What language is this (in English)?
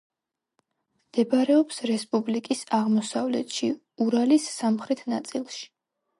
Georgian